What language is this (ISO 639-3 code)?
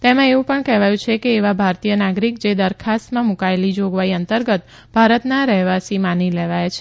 guj